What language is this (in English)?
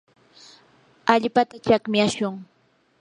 Yanahuanca Pasco Quechua